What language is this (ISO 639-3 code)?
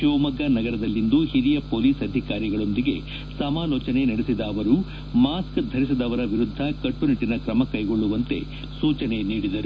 kan